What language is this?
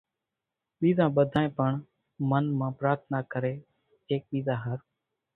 Kachi Koli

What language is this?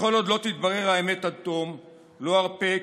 Hebrew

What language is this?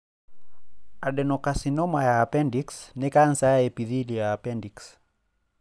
Kikuyu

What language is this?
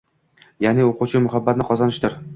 Uzbek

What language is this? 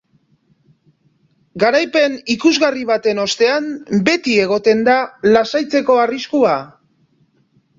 Basque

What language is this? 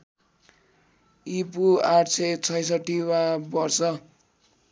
Nepali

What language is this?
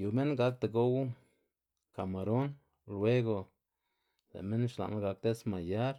Xanaguía Zapotec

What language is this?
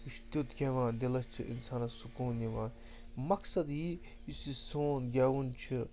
Kashmiri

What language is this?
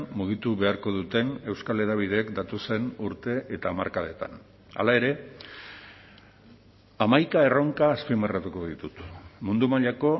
Basque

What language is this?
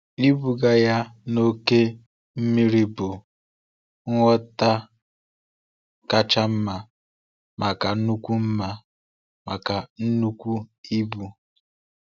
Igbo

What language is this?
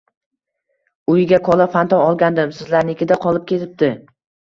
Uzbek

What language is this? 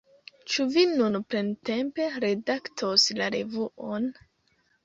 Esperanto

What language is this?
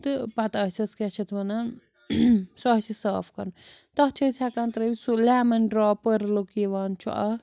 Kashmiri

